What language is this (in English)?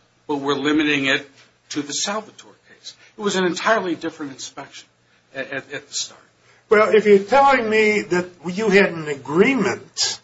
English